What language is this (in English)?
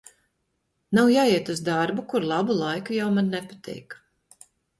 Latvian